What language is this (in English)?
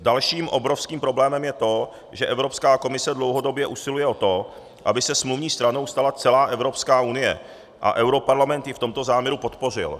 Czech